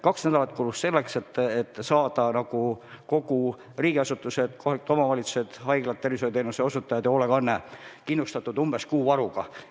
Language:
Estonian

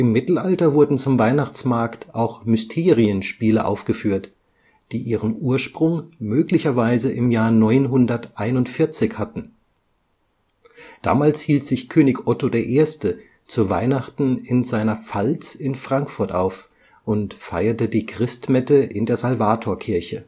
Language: German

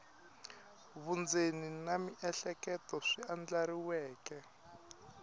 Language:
Tsonga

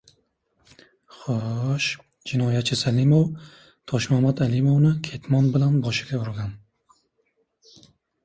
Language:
Uzbek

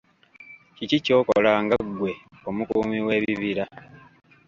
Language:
Ganda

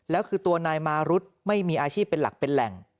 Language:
Thai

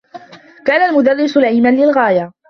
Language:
Arabic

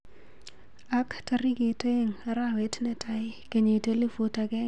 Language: Kalenjin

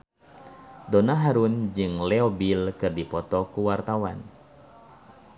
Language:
Sundanese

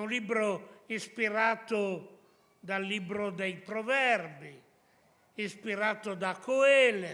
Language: Italian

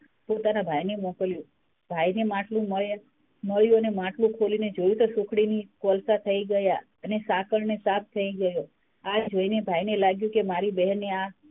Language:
Gujarati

